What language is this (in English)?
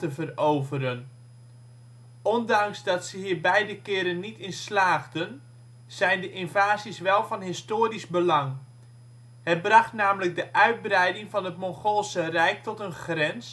Dutch